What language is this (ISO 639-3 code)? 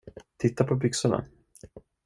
swe